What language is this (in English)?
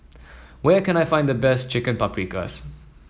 English